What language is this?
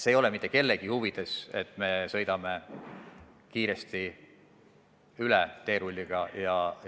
Estonian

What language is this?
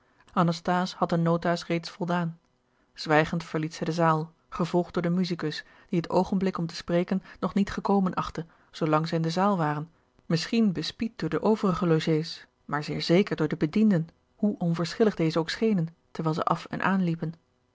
Dutch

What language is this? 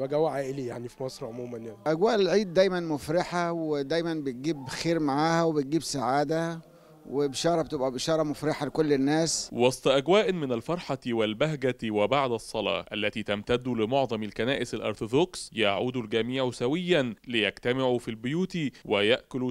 Arabic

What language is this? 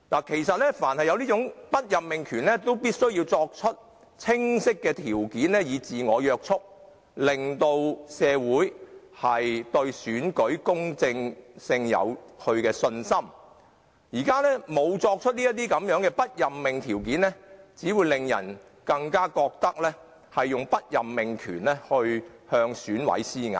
Cantonese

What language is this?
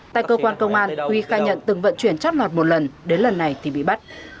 Vietnamese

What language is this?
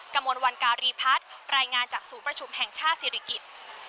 Thai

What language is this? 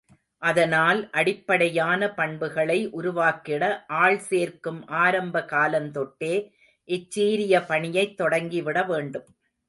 Tamil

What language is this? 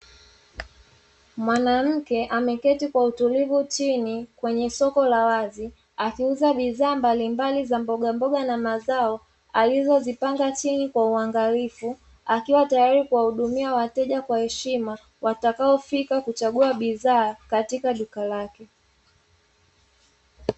Swahili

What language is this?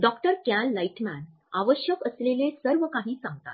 Marathi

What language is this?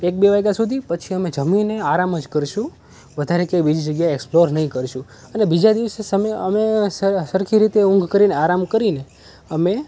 Gujarati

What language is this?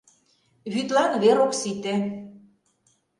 Mari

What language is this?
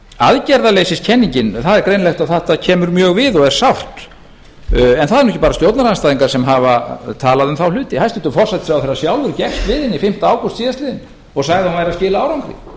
Icelandic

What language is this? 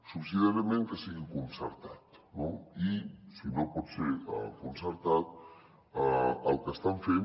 Catalan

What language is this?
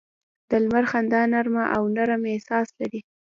Pashto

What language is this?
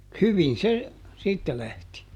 Finnish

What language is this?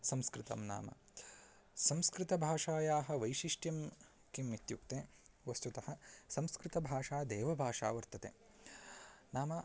Sanskrit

